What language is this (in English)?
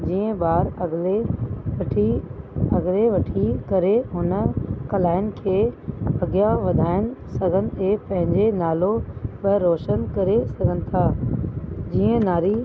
Sindhi